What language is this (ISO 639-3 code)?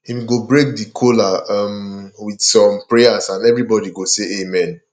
pcm